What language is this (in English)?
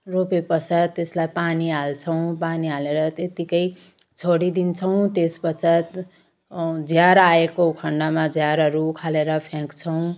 Nepali